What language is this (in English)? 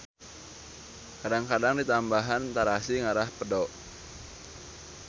Sundanese